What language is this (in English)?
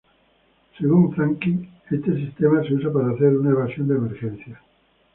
Spanish